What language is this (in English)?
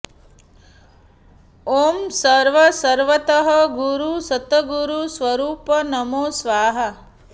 Sanskrit